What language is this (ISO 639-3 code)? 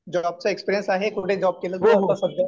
mar